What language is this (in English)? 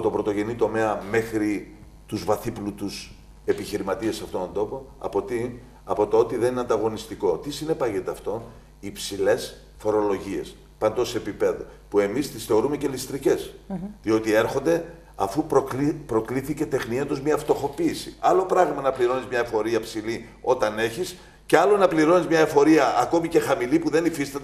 Greek